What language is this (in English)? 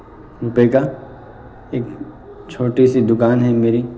Urdu